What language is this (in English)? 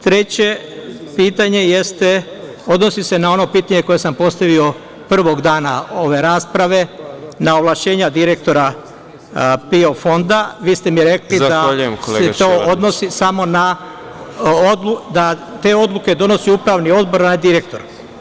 Serbian